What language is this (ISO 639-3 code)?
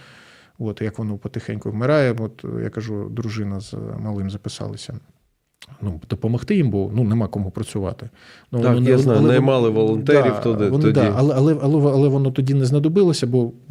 ukr